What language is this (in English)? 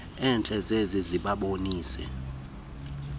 Xhosa